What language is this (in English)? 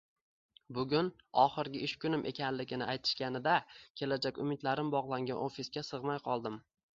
Uzbek